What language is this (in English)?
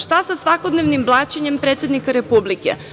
Serbian